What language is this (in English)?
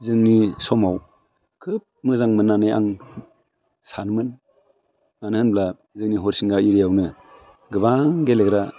Bodo